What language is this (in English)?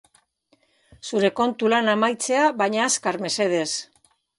Basque